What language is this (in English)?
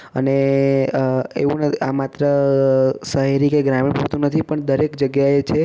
Gujarati